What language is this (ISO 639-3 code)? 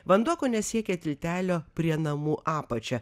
lit